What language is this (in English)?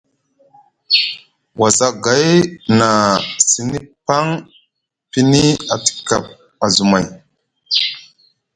Musgu